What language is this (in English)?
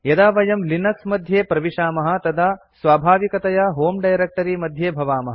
Sanskrit